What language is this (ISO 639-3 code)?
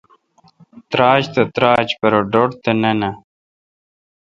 xka